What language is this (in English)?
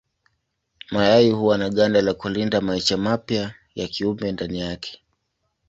Swahili